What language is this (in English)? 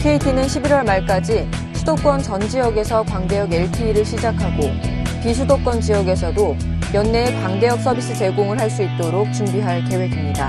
Korean